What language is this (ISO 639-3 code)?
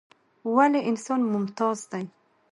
pus